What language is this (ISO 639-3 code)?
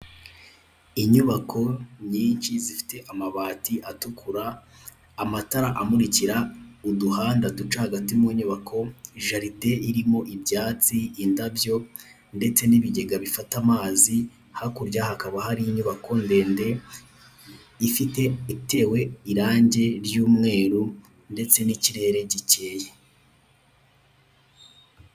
kin